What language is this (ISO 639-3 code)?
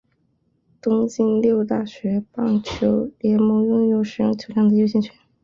zho